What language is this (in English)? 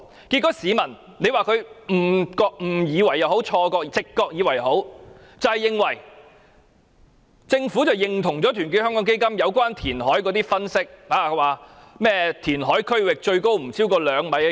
Cantonese